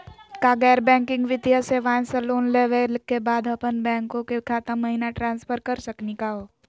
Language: Magahi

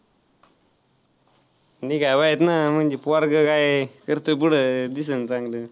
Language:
Marathi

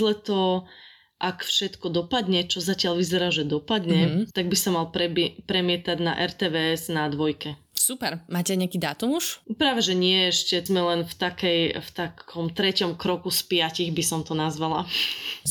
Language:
Slovak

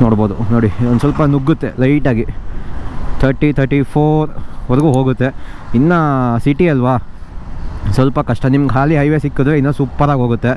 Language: Kannada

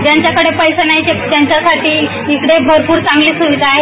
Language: Marathi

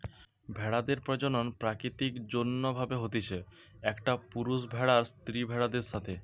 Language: Bangla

